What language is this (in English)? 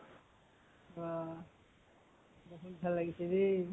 Assamese